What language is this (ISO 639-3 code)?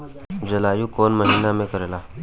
bho